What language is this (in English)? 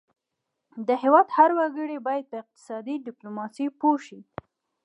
Pashto